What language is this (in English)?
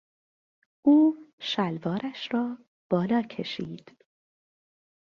Persian